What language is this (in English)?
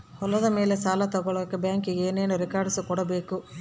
Kannada